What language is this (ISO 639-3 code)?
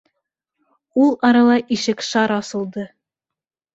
bak